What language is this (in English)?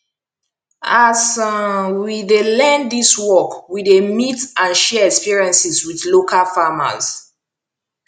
Nigerian Pidgin